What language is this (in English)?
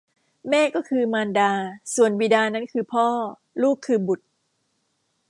Thai